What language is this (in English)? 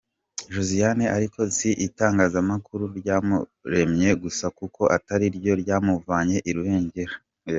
Kinyarwanda